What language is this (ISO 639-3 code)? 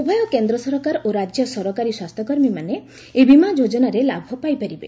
ori